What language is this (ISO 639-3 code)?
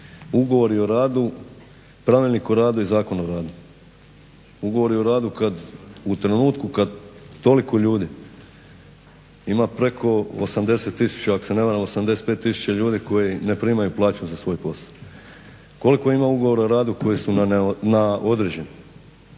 hrv